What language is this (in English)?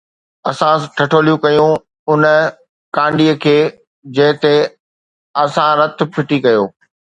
Sindhi